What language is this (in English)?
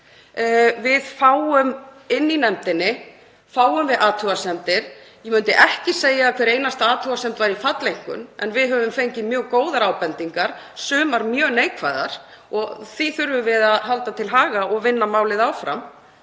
Icelandic